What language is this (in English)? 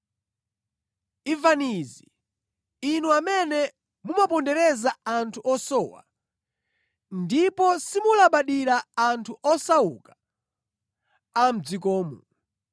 Nyanja